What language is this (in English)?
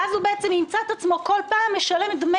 Hebrew